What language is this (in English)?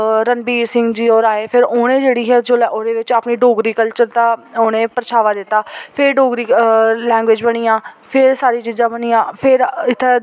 Dogri